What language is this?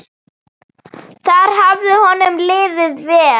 Icelandic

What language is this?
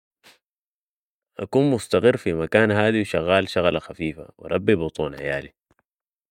Sudanese Arabic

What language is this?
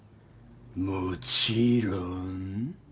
Japanese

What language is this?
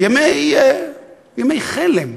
Hebrew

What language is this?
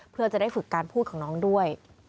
Thai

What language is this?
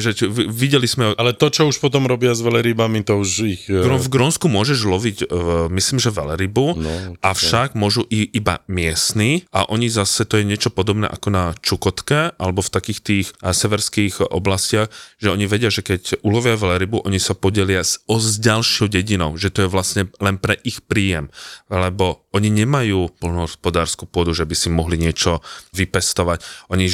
Slovak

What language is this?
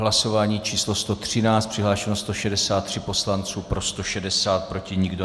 Czech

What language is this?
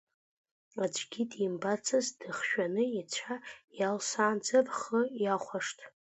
Abkhazian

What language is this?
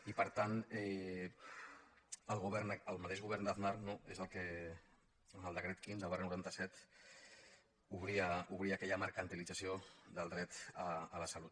Catalan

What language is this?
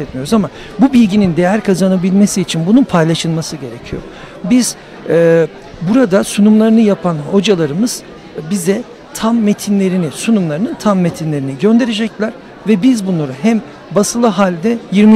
Turkish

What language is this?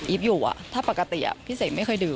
Thai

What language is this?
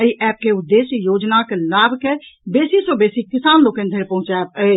Maithili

